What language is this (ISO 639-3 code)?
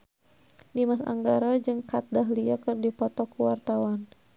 sun